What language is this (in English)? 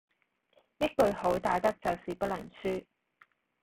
Cantonese